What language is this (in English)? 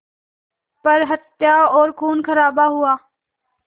Hindi